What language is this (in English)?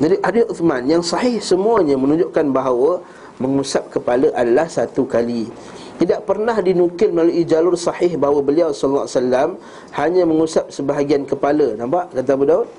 Malay